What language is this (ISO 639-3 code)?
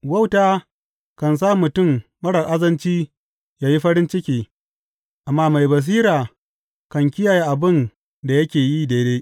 hau